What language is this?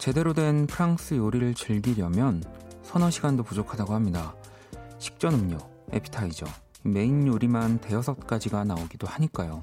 Korean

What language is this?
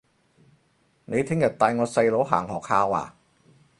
Cantonese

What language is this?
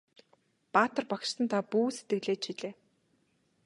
Mongolian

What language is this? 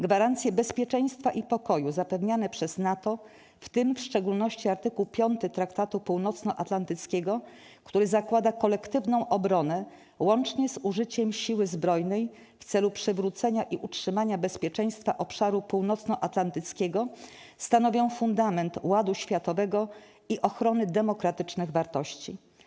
Polish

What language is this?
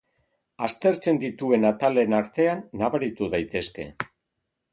Basque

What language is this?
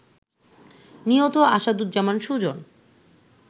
Bangla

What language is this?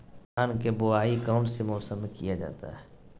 Magahi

